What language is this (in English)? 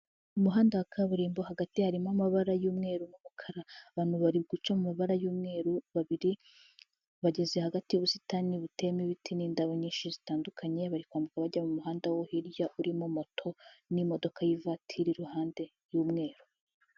Kinyarwanda